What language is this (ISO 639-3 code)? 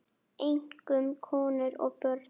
isl